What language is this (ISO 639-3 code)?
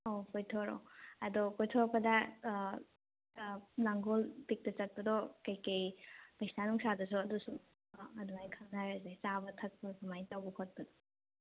mni